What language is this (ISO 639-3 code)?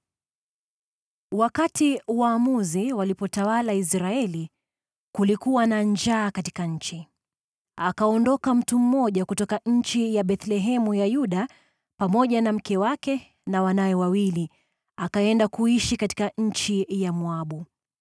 swa